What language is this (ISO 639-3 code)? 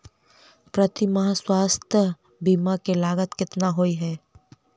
mai